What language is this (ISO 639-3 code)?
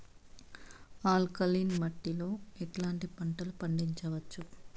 tel